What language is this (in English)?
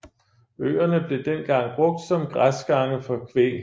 Danish